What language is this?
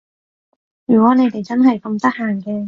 Cantonese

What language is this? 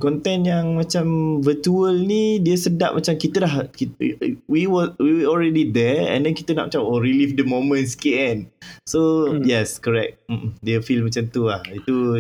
Malay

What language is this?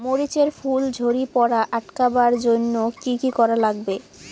Bangla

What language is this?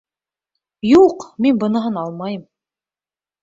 Bashkir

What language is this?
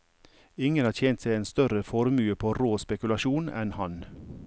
Norwegian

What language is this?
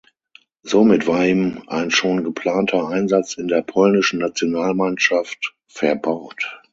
German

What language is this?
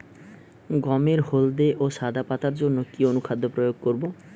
Bangla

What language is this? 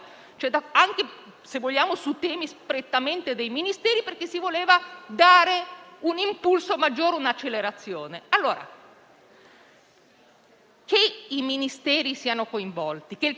Italian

